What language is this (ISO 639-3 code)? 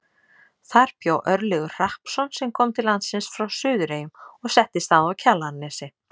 isl